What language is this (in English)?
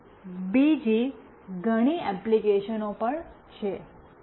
Gujarati